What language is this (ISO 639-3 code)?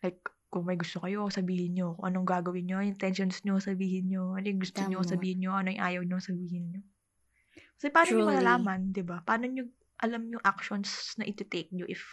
fil